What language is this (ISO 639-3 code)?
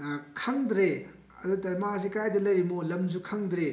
mni